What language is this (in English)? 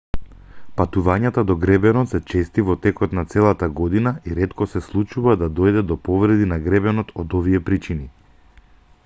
Macedonian